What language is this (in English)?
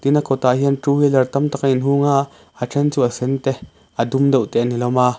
Mizo